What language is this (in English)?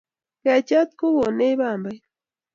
Kalenjin